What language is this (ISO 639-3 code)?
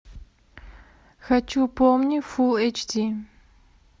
rus